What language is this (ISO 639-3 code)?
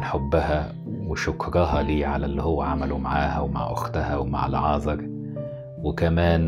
ara